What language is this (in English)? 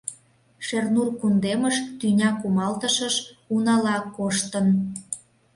Mari